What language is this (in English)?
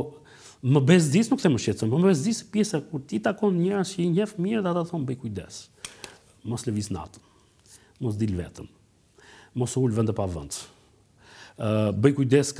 Romanian